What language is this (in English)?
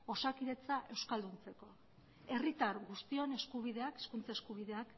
Basque